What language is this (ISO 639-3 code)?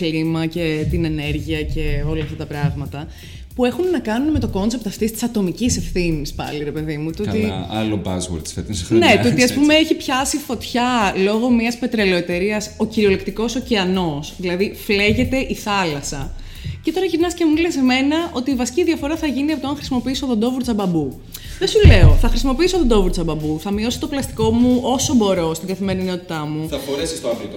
ell